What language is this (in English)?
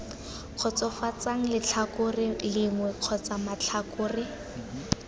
Tswana